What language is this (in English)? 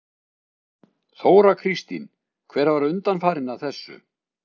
Icelandic